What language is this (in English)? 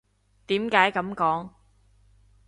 Cantonese